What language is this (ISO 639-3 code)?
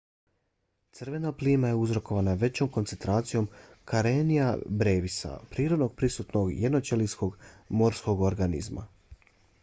bos